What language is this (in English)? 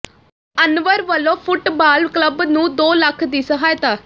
Punjabi